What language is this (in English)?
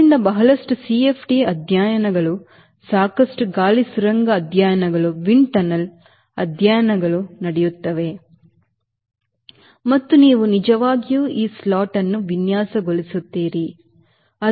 Kannada